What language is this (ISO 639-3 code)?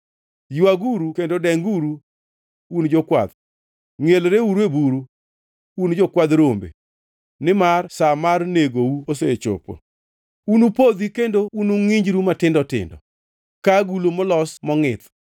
luo